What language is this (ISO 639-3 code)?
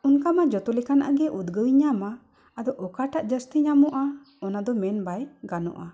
sat